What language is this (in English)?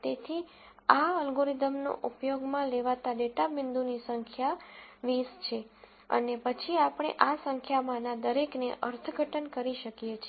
Gujarati